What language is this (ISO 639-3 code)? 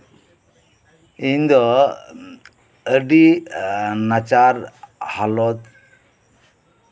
sat